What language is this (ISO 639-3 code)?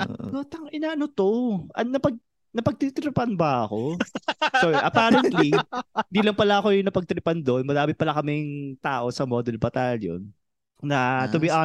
fil